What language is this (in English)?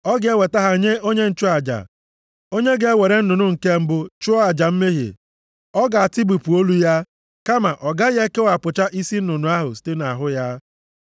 Igbo